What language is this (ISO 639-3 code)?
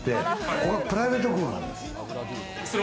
jpn